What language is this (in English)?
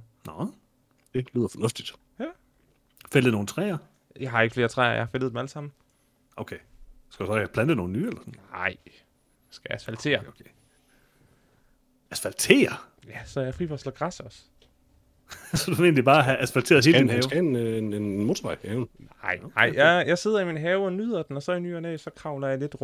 Danish